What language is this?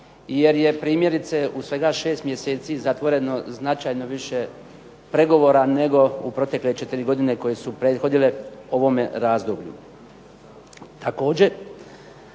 Croatian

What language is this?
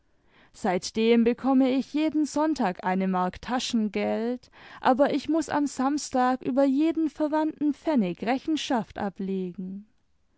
German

